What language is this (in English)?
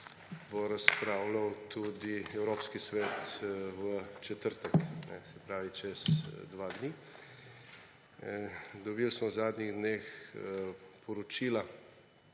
Slovenian